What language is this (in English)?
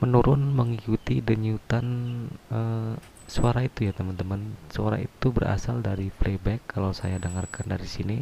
Indonesian